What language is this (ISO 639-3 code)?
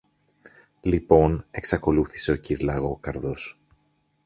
ell